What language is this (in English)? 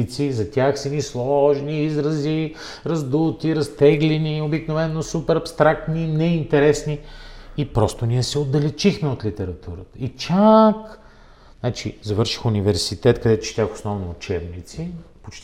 Bulgarian